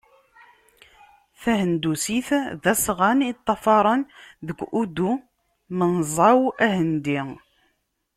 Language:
Kabyle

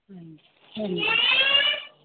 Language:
Punjabi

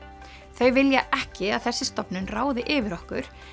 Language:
Icelandic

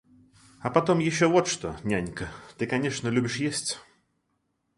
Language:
Russian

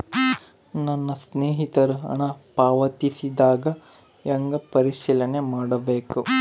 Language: Kannada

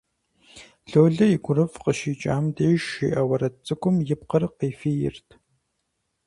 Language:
Kabardian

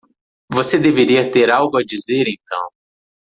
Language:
Portuguese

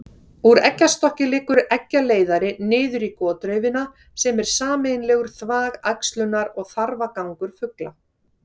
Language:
Icelandic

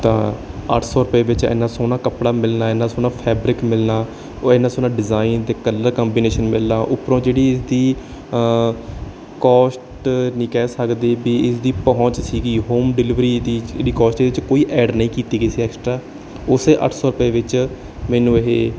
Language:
Punjabi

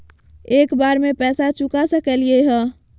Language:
Magahi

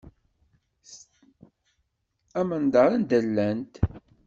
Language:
Kabyle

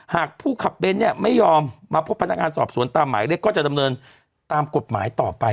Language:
Thai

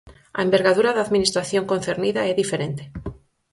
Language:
Galician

